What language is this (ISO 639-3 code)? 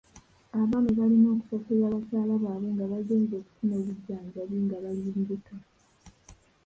lug